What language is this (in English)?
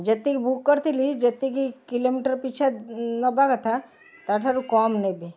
Odia